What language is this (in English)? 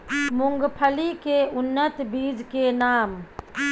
Maithili